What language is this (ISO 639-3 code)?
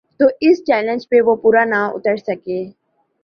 urd